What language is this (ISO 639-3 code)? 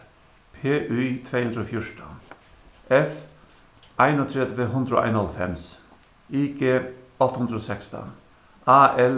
fao